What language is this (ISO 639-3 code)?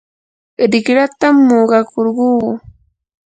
qur